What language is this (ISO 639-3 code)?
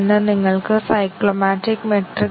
mal